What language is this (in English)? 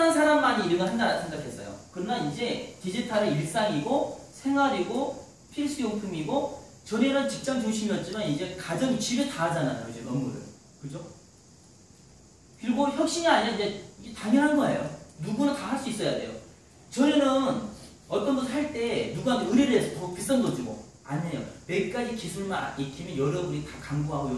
Korean